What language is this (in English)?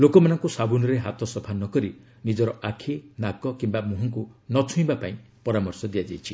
Odia